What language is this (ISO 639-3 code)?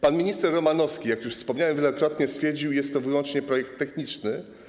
pol